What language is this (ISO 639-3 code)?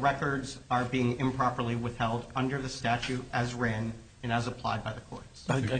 eng